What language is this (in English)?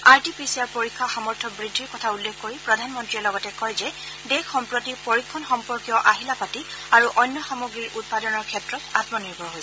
Assamese